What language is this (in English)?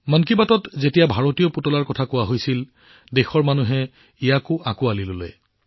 Assamese